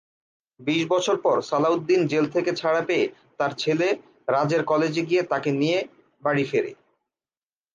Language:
Bangla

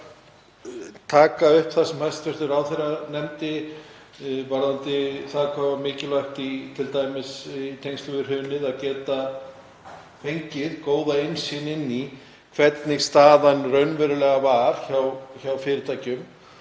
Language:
Icelandic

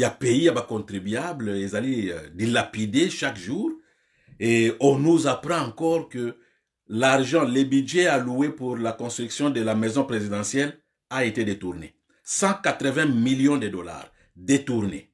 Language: French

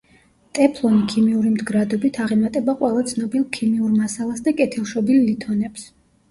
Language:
Georgian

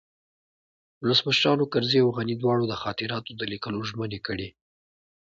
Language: Pashto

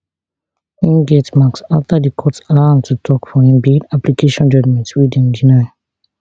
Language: Nigerian Pidgin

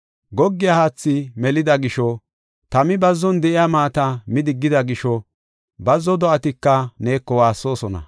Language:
Gofa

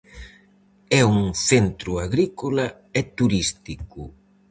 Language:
Galician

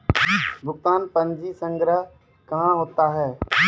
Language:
Maithili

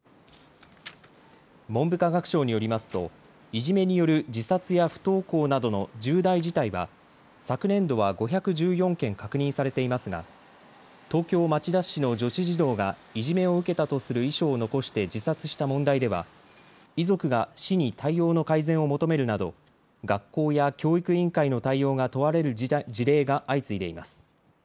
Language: Japanese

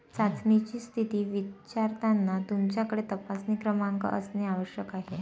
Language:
Marathi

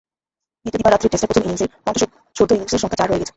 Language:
Bangla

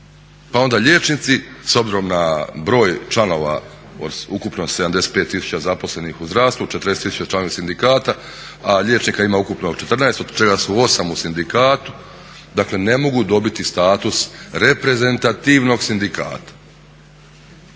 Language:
Croatian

